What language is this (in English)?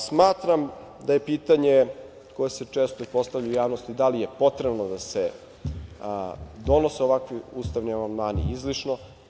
Serbian